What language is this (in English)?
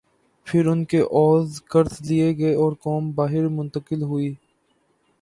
Urdu